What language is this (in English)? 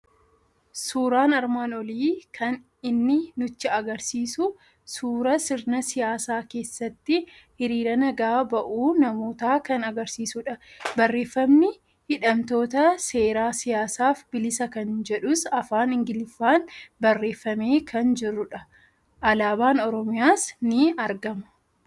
Oromo